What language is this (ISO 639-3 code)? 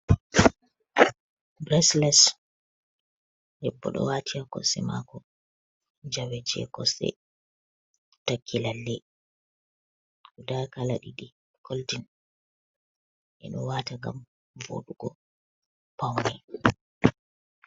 ful